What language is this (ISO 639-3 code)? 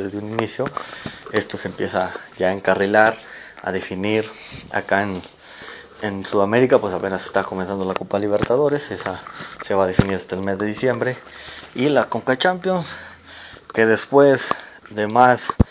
spa